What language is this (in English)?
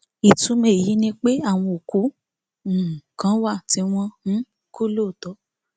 Yoruba